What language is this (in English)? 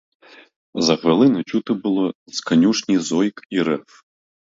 Ukrainian